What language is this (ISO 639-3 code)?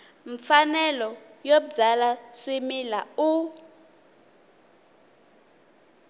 tso